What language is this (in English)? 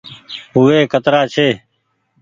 Goaria